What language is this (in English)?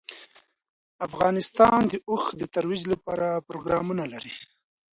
Pashto